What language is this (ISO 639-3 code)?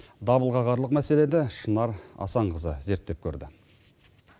kaz